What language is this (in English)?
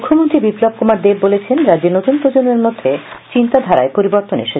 Bangla